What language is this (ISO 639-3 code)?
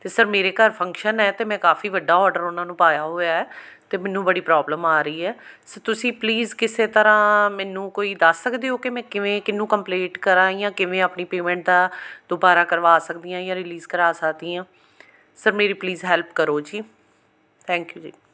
pan